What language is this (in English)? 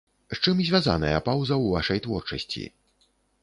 Belarusian